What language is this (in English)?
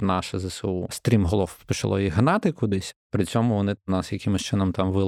Ukrainian